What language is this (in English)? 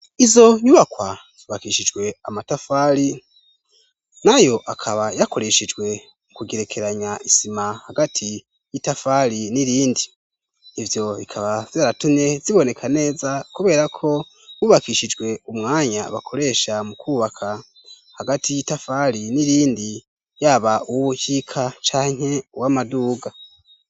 Rundi